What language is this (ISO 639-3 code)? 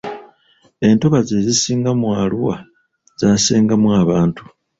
lug